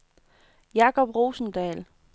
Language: Danish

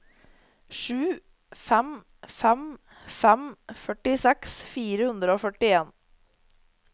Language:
Norwegian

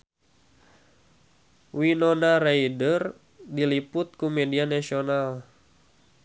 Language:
Sundanese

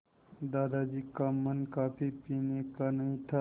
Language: Hindi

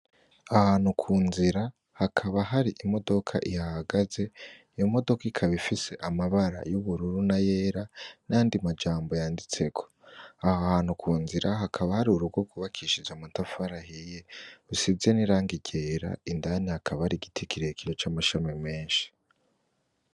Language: Rundi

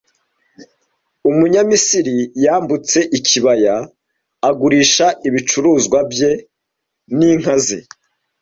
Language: Kinyarwanda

